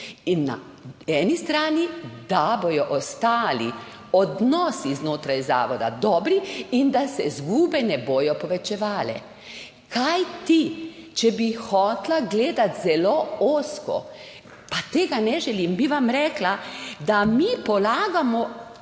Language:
Slovenian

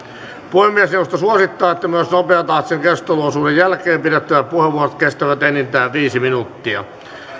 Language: Finnish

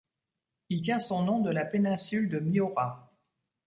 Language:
French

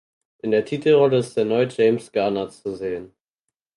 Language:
German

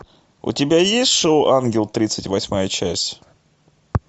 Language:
Russian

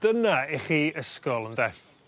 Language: Welsh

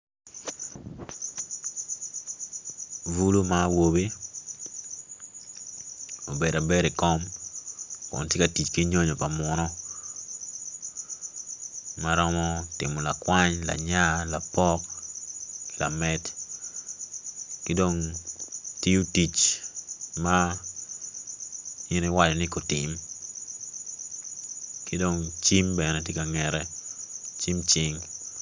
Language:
Acoli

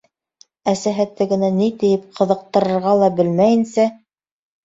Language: Bashkir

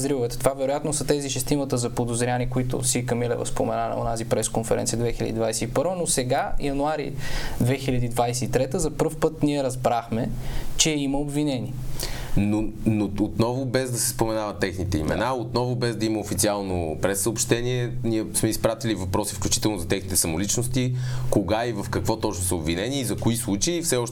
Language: Bulgarian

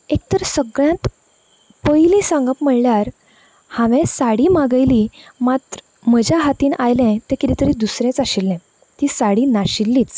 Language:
Konkani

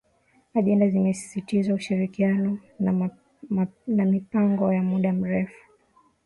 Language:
Swahili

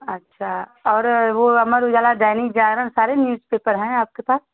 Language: Hindi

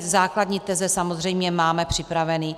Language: Czech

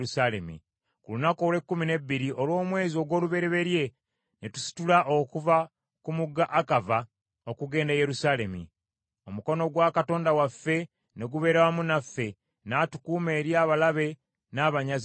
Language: Ganda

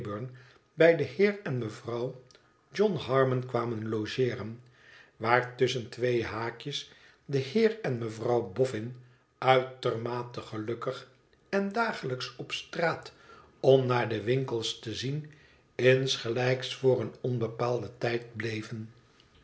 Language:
Dutch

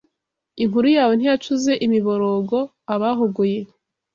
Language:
Kinyarwanda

